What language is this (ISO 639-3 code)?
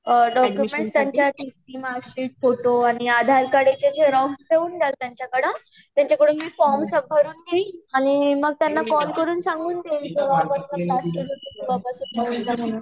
mar